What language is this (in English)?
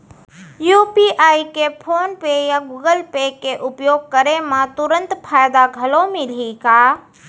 Chhattisgarhi